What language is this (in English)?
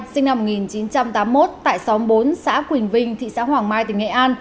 Vietnamese